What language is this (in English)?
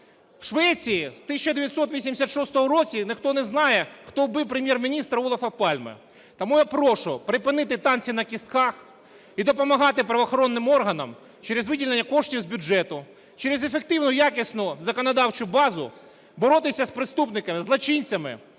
Ukrainian